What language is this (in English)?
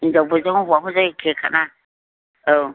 Bodo